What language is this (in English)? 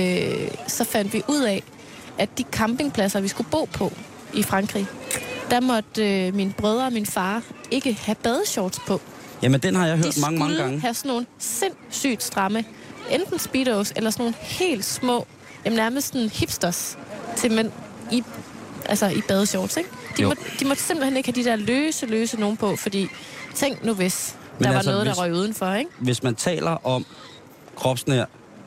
Danish